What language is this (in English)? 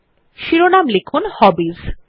Bangla